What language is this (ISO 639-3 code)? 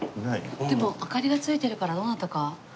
jpn